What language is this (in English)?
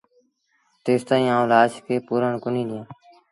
Sindhi Bhil